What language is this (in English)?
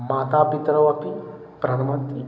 Sanskrit